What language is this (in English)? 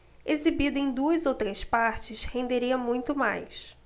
Portuguese